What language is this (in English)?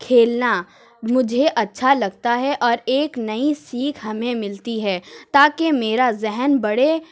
Urdu